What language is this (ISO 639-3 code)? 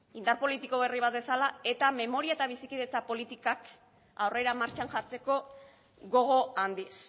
eus